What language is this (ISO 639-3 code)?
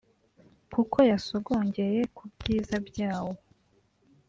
kin